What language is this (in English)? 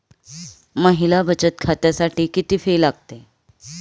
Marathi